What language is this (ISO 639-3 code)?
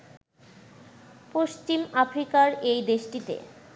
ben